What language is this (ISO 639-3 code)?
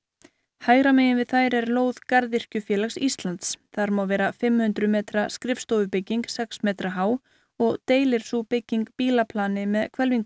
isl